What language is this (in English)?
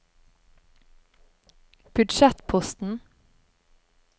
Norwegian